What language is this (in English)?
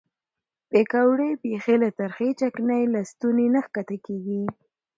Pashto